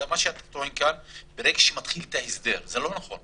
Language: Hebrew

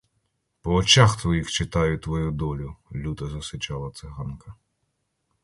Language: Ukrainian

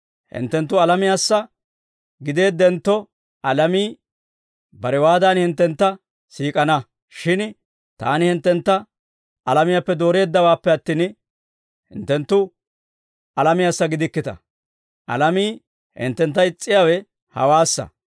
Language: Dawro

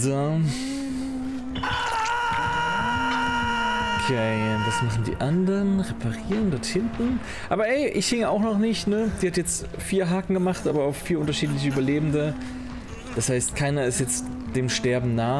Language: German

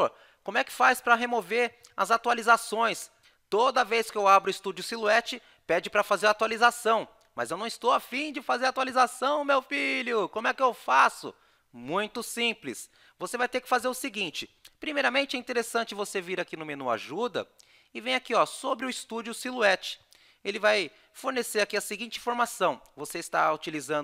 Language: Portuguese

